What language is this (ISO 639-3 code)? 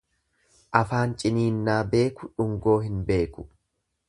orm